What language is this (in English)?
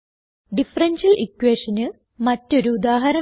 Malayalam